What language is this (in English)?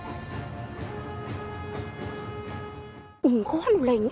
Vietnamese